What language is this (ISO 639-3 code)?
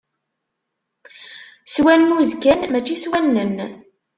kab